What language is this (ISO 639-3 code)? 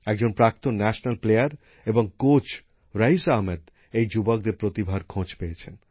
ben